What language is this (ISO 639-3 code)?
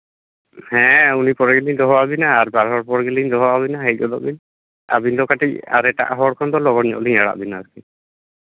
sat